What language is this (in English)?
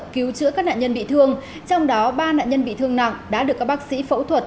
Vietnamese